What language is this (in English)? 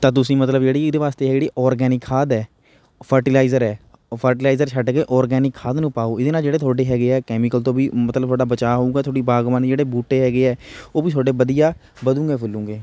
Punjabi